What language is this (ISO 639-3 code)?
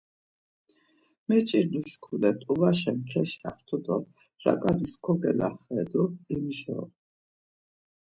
lzz